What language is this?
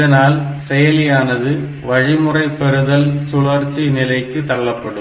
Tamil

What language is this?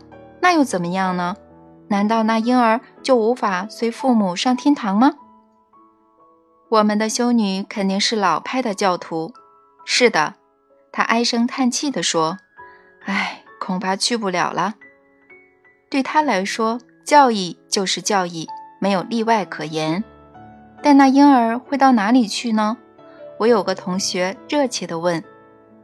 Chinese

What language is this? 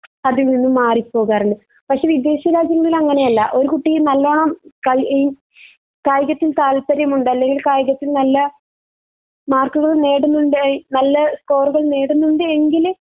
Malayalam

